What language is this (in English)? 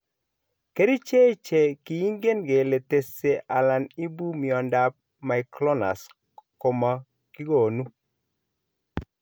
Kalenjin